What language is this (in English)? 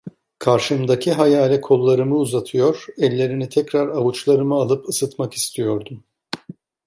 Turkish